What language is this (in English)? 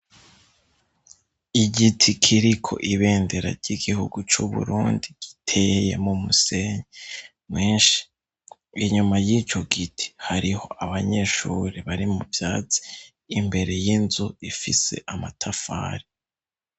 Rundi